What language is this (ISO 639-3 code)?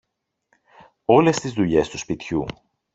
ell